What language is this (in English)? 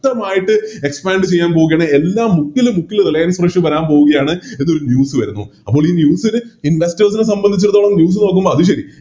Malayalam